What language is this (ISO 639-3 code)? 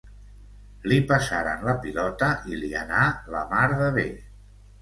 cat